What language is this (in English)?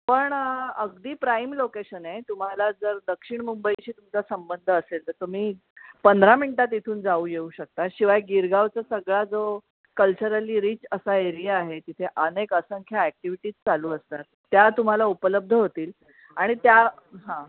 Marathi